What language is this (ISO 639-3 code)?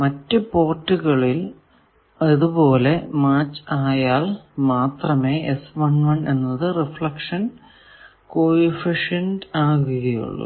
mal